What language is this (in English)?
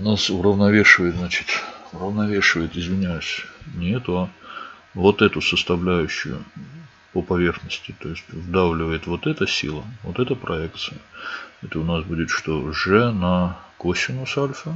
Russian